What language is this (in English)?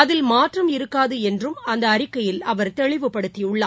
Tamil